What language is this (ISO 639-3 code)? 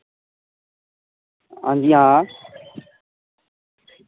doi